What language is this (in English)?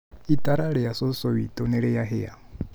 Kikuyu